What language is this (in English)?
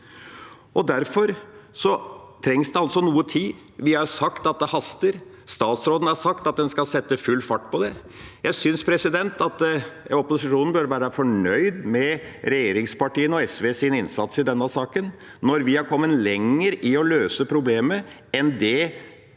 Norwegian